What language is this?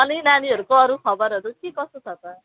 Nepali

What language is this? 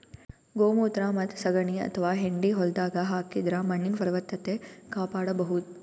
Kannada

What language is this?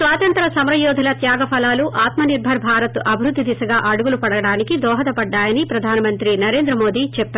Telugu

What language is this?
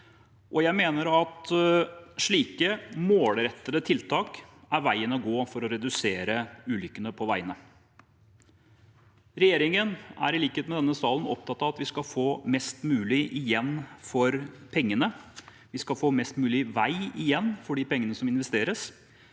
Norwegian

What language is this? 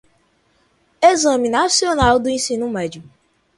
Portuguese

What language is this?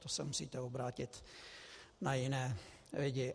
Czech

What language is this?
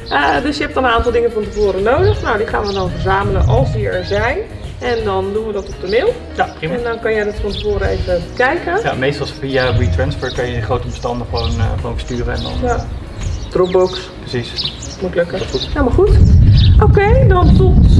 Dutch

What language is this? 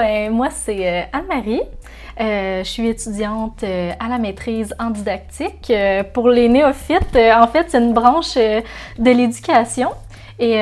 French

